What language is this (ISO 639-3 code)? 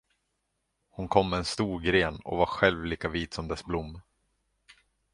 swe